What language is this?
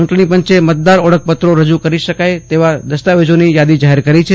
Gujarati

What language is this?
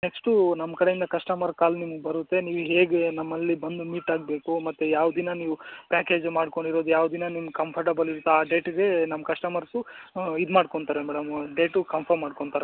Kannada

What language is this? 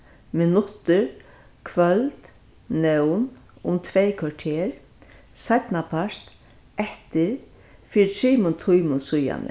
Faroese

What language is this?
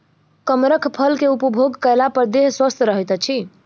Maithili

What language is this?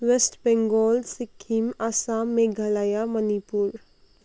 Nepali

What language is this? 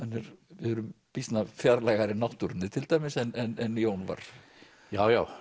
Icelandic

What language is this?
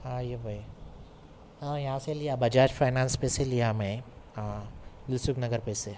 Urdu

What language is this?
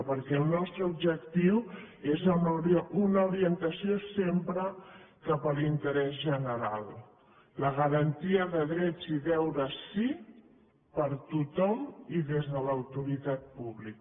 Catalan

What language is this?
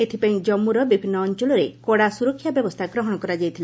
Odia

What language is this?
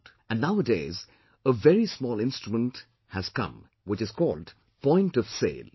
English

